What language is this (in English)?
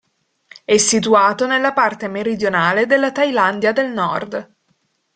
Italian